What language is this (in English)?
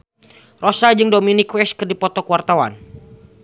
Sundanese